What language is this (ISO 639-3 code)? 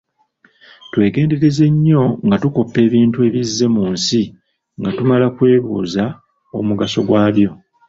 lug